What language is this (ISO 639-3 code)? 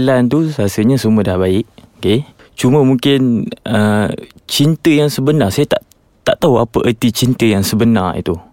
msa